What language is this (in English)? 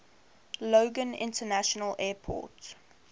English